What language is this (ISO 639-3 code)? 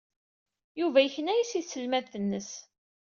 kab